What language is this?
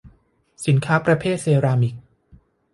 Thai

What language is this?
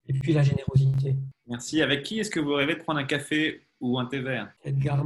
French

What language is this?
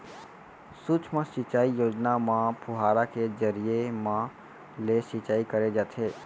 Chhattisgarhi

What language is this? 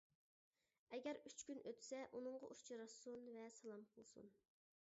Uyghur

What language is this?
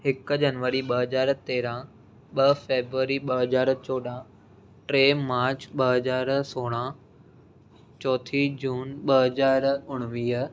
Sindhi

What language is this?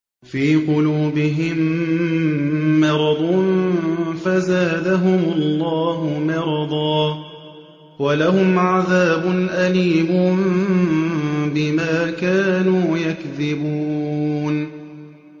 Arabic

